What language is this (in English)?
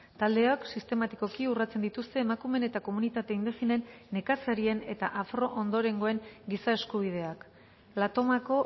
Basque